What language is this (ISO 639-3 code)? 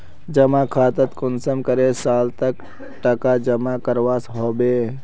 mag